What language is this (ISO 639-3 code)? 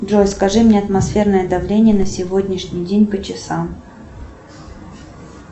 rus